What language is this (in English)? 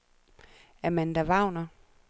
Danish